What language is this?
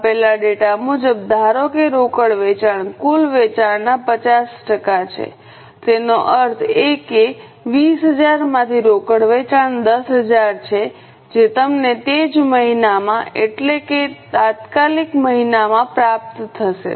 Gujarati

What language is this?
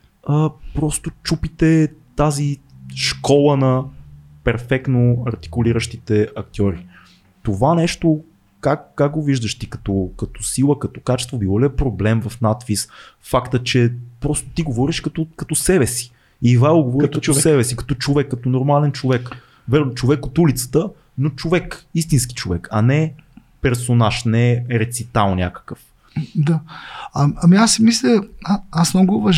Bulgarian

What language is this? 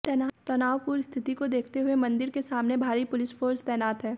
Hindi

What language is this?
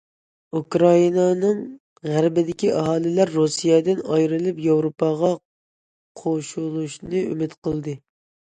Uyghur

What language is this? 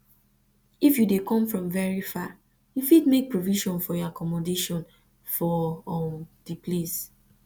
Nigerian Pidgin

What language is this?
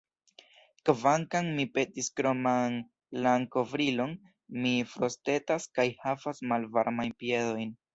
Esperanto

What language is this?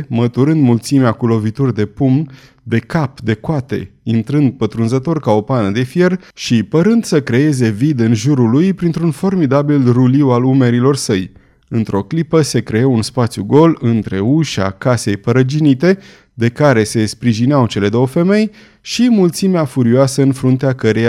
Romanian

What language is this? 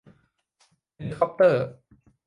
Thai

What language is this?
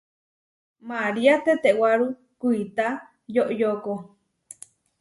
Huarijio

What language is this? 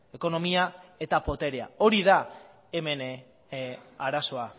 Basque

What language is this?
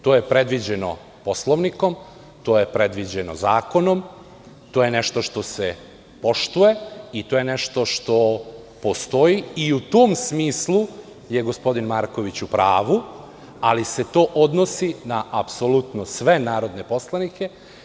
Serbian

